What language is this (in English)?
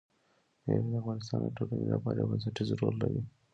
Pashto